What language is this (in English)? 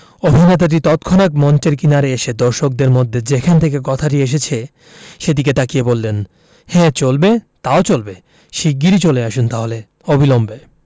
Bangla